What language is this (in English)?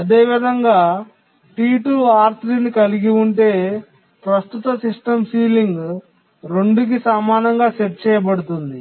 Telugu